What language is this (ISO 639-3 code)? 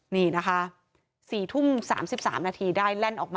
tha